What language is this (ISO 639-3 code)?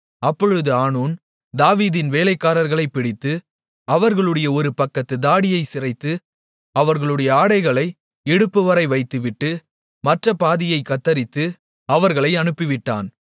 tam